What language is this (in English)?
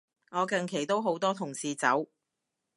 Cantonese